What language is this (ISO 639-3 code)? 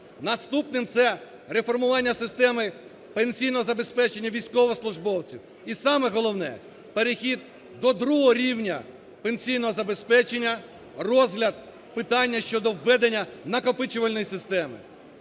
ukr